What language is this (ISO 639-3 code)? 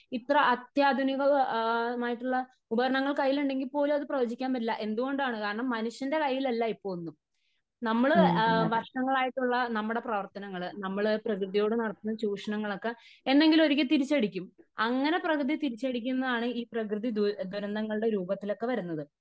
mal